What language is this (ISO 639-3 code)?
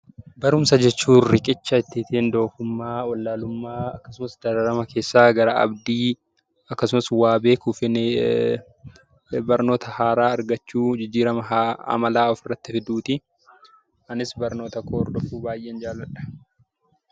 orm